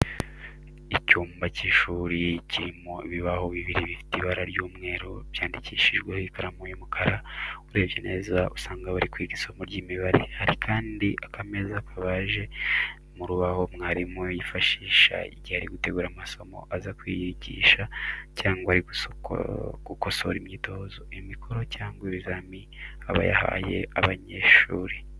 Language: Kinyarwanda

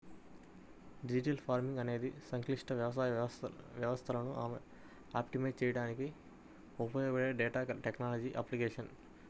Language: Telugu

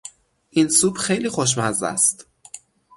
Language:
Persian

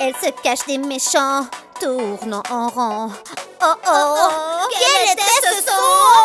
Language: French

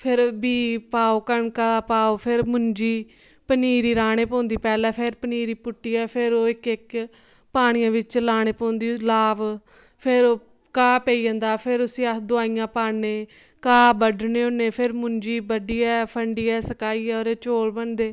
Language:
Dogri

